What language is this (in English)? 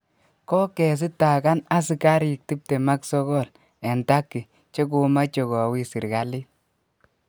Kalenjin